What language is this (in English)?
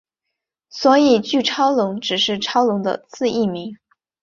Chinese